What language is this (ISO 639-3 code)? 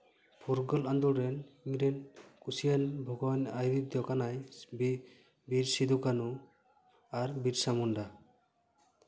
sat